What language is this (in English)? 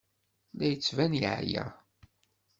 Kabyle